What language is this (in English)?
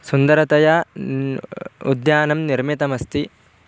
Sanskrit